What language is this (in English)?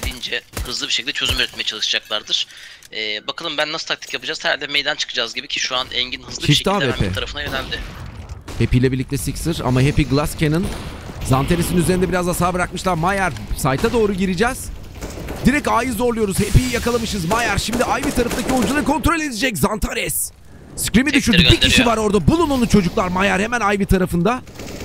Turkish